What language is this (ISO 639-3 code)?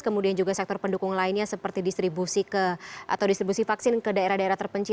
ind